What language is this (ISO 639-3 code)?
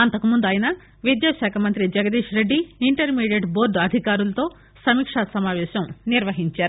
tel